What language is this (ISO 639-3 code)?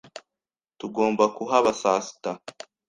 kin